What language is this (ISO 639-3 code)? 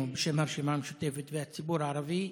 heb